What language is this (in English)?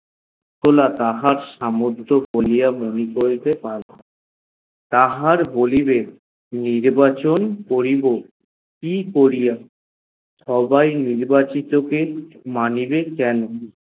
Bangla